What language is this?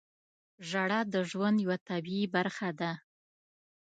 Pashto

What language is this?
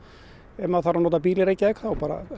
Icelandic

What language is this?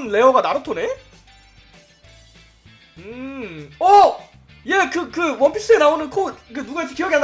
Korean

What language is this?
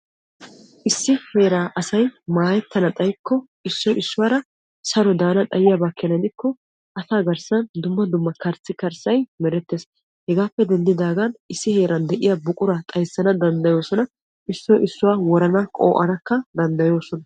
Wolaytta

